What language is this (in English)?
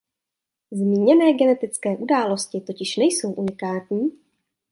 Czech